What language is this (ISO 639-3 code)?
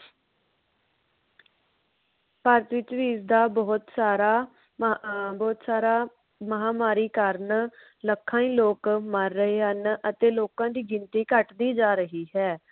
pan